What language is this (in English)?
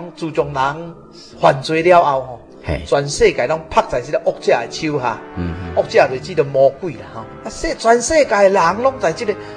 Chinese